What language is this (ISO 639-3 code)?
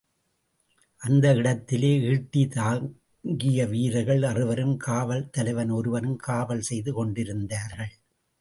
tam